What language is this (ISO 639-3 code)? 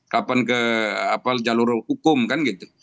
ind